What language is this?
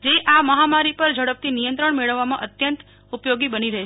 Gujarati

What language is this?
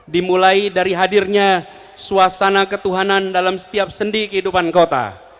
Indonesian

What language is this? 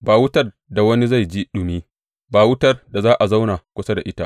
Hausa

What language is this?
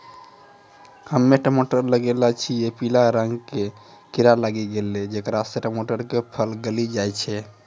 Maithili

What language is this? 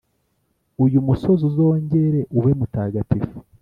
Kinyarwanda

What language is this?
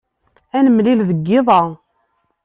Kabyle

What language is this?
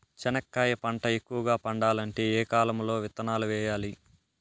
Telugu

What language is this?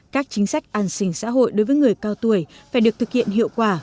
Vietnamese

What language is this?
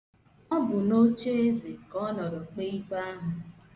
Igbo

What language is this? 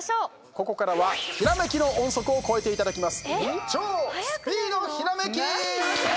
Japanese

